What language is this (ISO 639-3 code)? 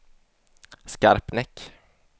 swe